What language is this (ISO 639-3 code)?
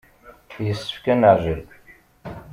kab